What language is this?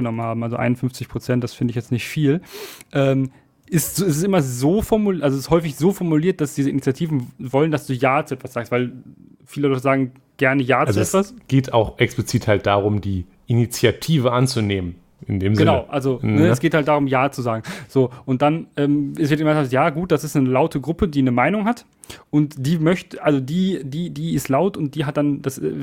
German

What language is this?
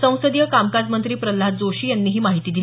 Marathi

